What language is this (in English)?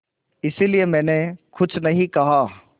Hindi